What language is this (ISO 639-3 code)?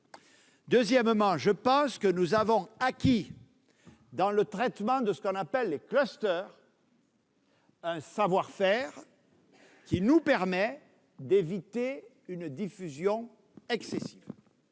fra